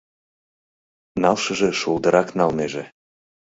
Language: Mari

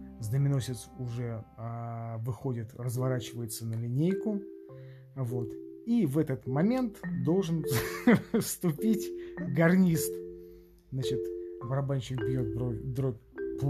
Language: Russian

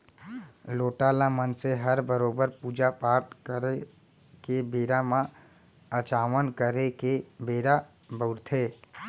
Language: Chhattisgarhi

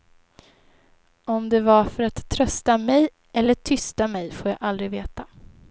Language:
Swedish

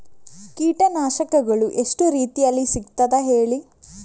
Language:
Kannada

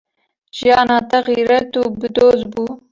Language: Kurdish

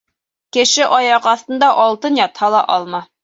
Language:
Bashkir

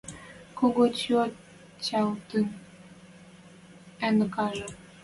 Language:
Western Mari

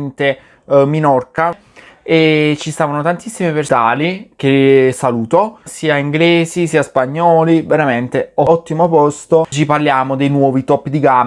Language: Italian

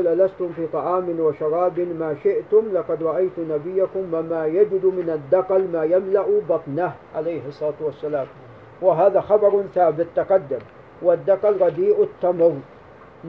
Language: Arabic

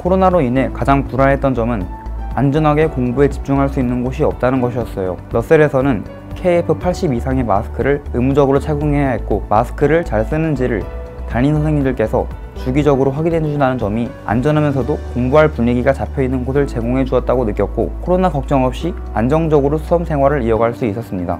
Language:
Korean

